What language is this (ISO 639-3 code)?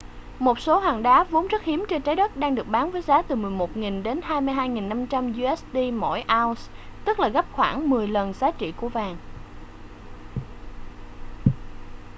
vie